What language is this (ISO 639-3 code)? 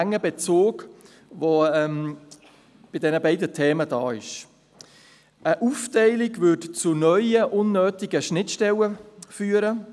gsw